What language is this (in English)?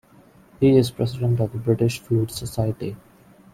English